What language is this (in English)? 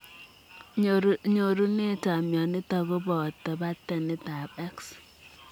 Kalenjin